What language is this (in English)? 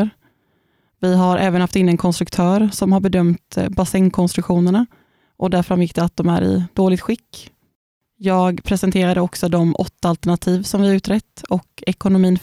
Swedish